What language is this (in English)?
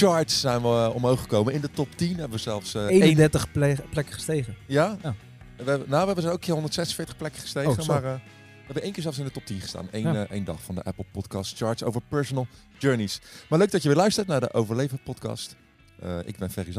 Dutch